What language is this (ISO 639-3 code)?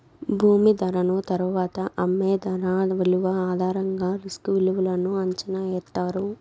tel